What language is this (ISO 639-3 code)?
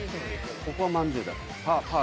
jpn